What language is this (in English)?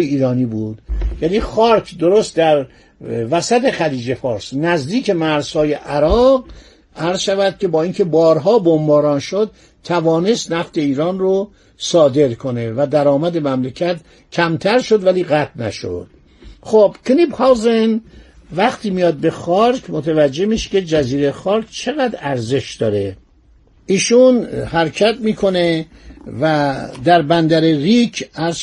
Persian